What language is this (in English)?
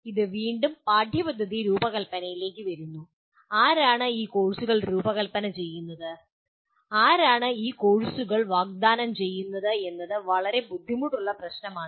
Malayalam